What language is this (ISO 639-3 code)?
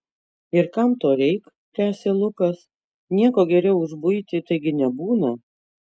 lit